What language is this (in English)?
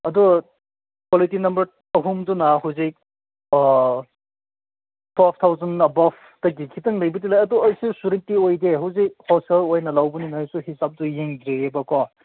Manipuri